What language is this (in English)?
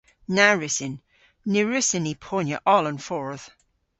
Cornish